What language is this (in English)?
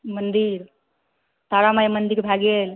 Maithili